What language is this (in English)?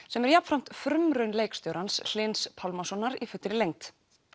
Icelandic